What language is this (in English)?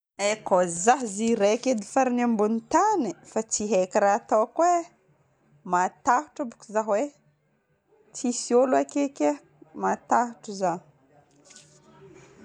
Northern Betsimisaraka Malagasy